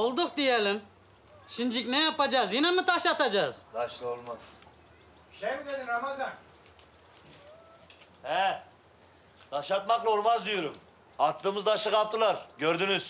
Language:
Turkish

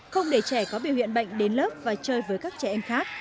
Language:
Vietnamese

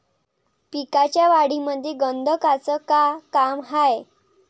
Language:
Marathi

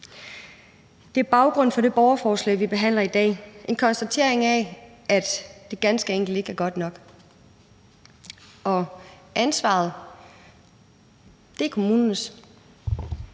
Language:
Danish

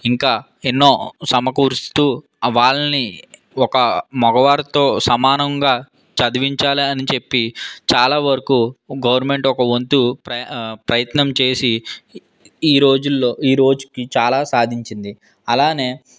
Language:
Telugu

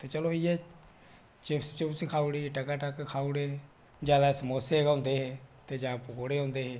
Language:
Dogri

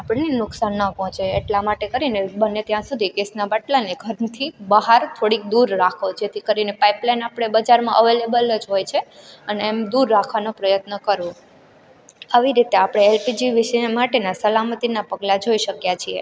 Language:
Gujarati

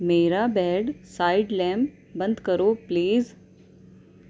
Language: Urdu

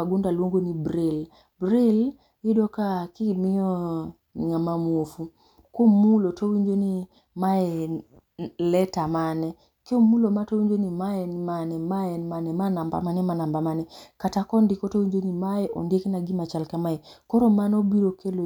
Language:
Luo (Kenya and Tanzania)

